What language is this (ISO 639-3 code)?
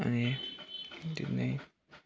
nep